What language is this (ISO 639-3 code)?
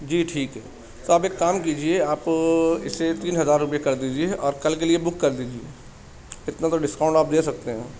urd